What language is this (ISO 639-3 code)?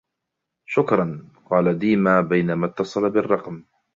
ara